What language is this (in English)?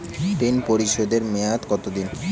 Bangla